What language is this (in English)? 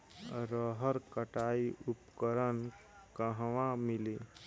Bhojpuri